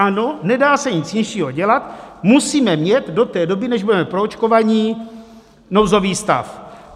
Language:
Czech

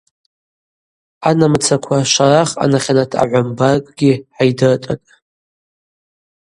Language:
Abaza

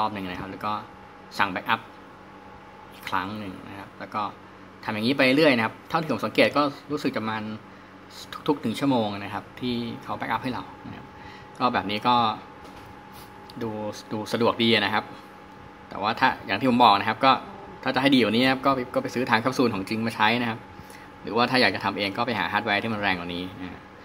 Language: Thai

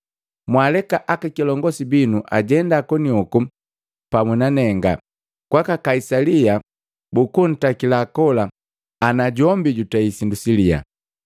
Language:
Matengo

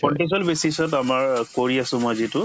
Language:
Assamese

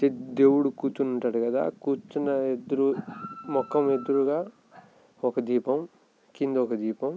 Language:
Telugu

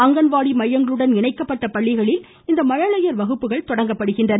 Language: Tamil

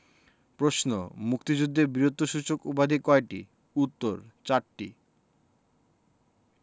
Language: Bangla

